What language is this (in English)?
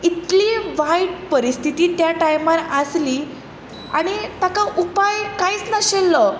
Konkani